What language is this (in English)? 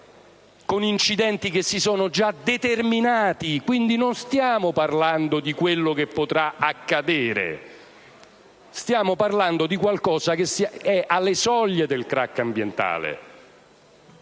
Italian